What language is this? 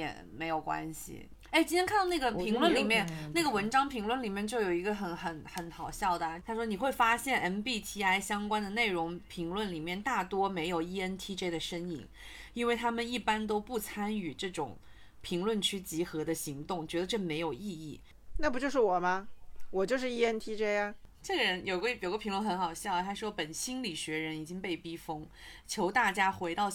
Chinese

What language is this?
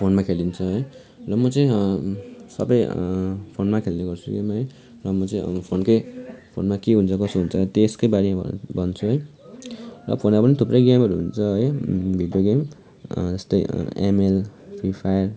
Nepali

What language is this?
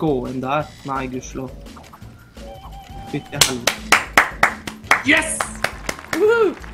Norwegian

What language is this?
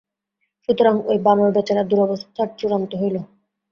Bangla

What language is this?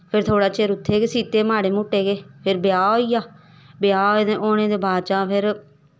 Dogri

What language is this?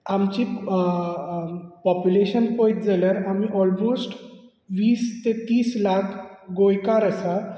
Konkani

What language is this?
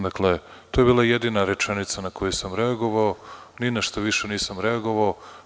Serbian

